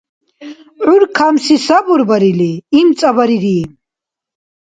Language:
Dargwa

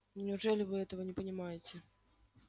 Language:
Russian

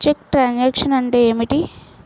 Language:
Telugu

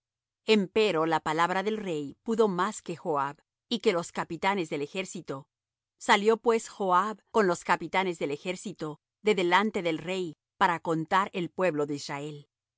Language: Spanish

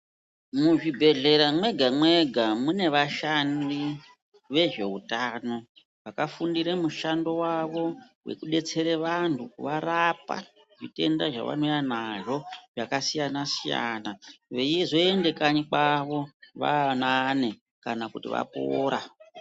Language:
Ndau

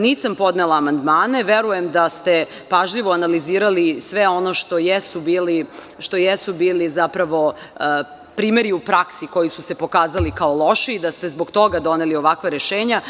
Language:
Serbian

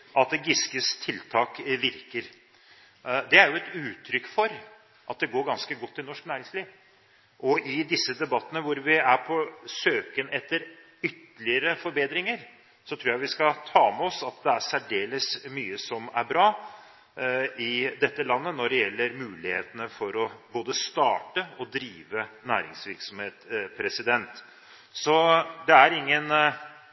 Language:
Norwegian Bokmål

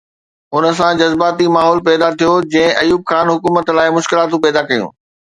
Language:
Sindhi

